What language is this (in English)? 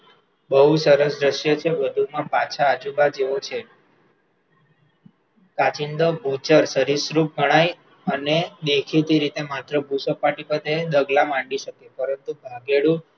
Gujarati